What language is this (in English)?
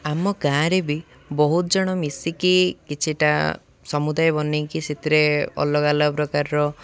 Odia